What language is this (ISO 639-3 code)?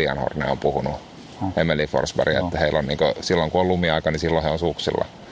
fin